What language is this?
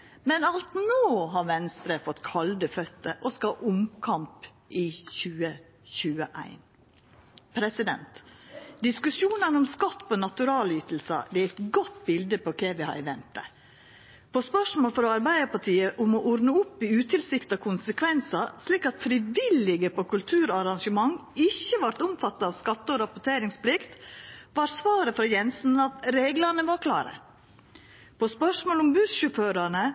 Norwegian Nynorsk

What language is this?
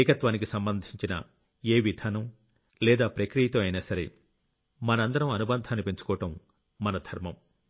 Telugu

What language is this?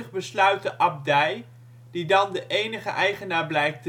Dutch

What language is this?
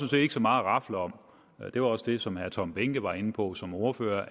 Danish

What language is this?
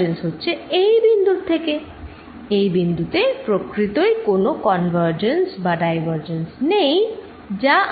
Bangla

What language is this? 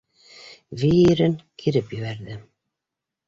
Bashkir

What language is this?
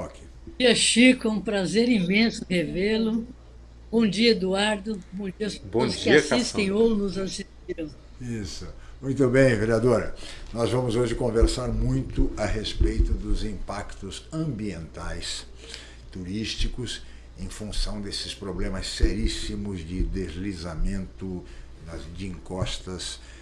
Portuguese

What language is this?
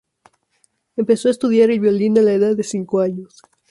Spanish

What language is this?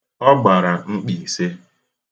Igbo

